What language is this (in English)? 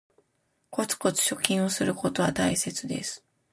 Japanese